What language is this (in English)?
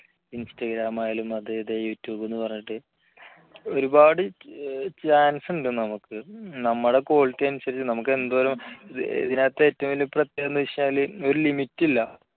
Malayalam